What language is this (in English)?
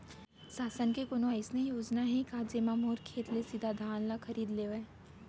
Chhattisgarhi